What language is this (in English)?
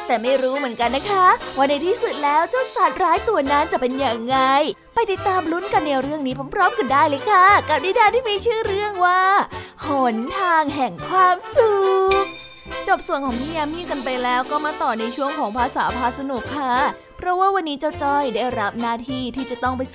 Thai